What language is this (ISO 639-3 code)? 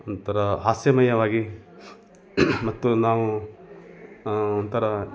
kan